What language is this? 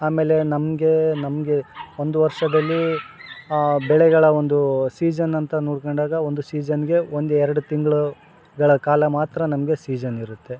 Kannada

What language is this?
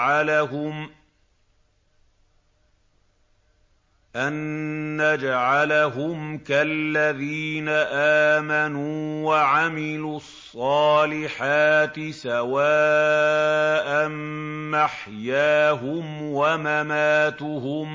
Arabic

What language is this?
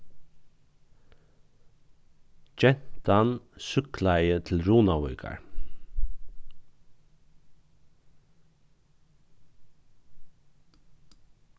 Faroese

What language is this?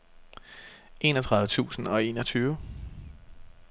Danish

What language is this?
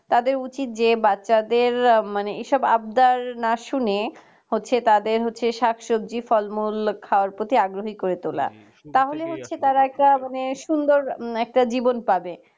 Bangla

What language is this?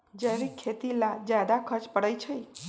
Magahi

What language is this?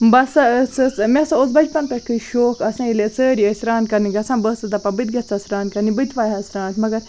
Kashmiri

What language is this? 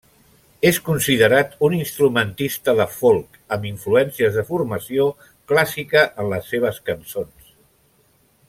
Catalan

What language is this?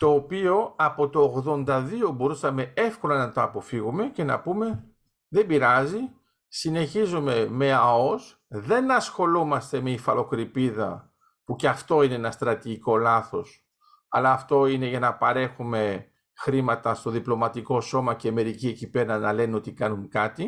Greek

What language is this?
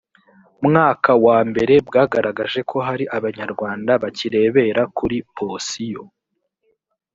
Kinyarwanda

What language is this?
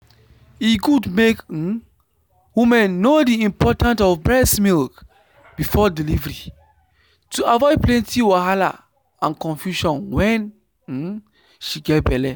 Nigerian Pidgin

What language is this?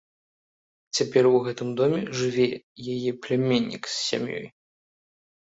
Belarusian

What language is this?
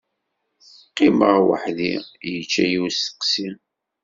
Kabyle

